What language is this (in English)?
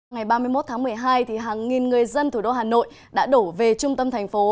Vietnamese